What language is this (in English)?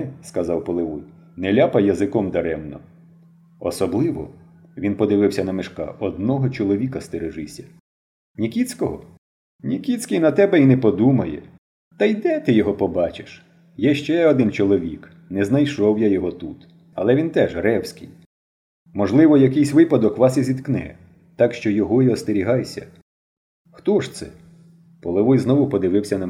Ukrainian